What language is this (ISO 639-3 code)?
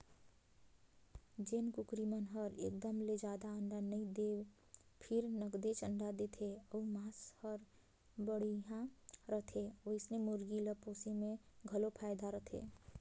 hne